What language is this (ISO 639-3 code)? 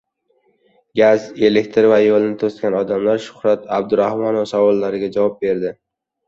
uzb